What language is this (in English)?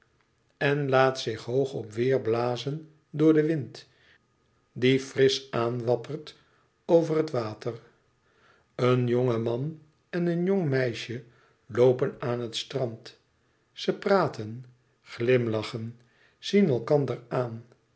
Dutch